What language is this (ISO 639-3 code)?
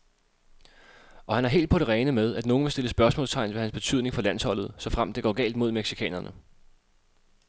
dan